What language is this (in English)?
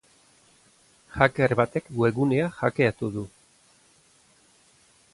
Basque